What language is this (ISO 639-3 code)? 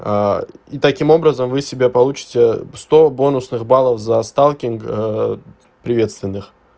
rus